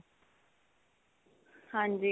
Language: Punjabi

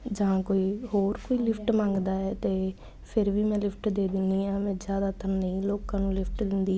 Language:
Punjabi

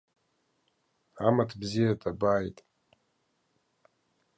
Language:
Abkhazian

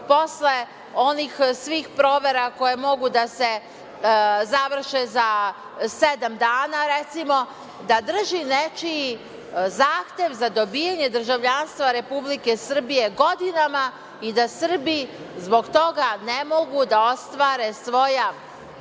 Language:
Serbian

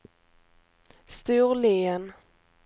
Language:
Swedish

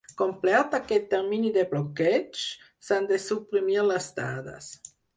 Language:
Catalan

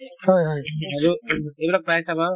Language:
Assamese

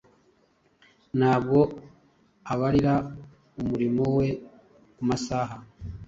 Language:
Kinyarwanda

